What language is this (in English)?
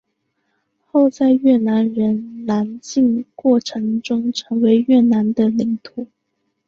Chinese